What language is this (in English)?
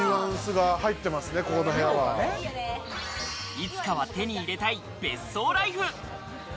Japanese